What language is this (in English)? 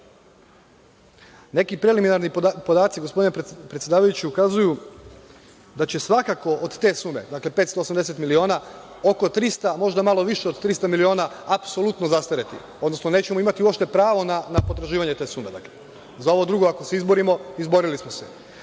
Serbian